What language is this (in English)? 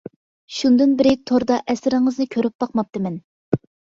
Uyghur